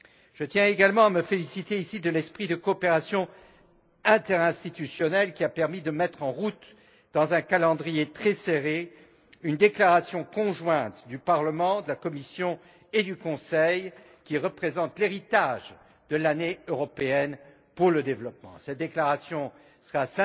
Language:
French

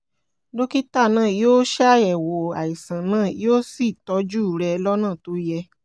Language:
Yoruba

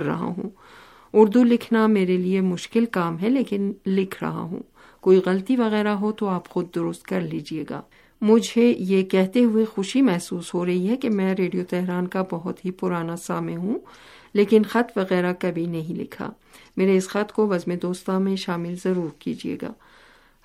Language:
Urdu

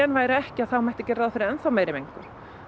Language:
Icelandic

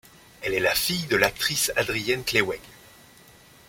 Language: French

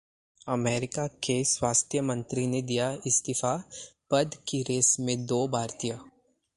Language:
Hindi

